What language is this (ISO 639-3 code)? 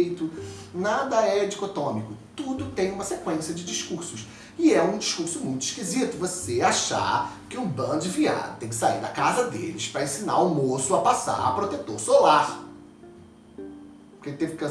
por